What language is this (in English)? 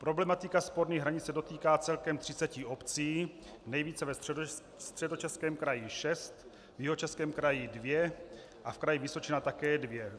Czech